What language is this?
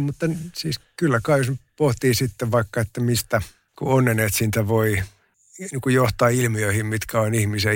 Finnish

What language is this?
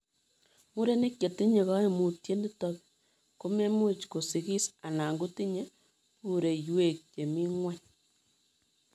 Kalenjin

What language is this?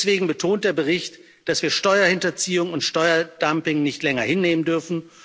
German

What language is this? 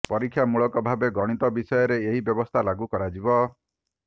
Odia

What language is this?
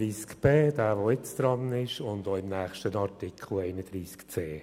Swiss German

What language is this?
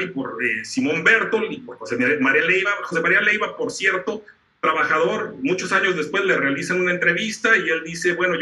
Spanish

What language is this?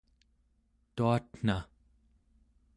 Central Yupik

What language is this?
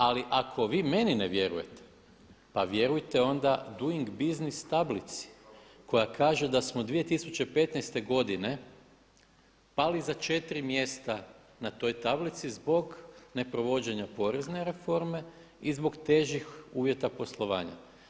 Croatian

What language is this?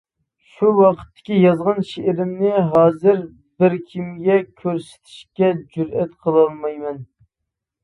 Uyghur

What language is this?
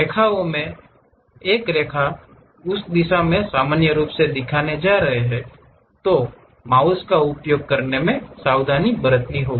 Hindi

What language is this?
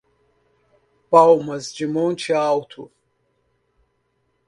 Portuguese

